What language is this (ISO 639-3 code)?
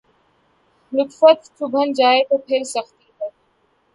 urd